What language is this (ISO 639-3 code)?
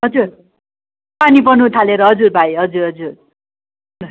nep